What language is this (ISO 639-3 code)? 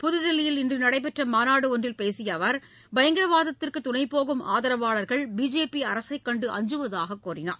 tam